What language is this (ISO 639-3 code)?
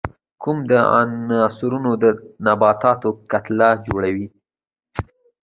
pus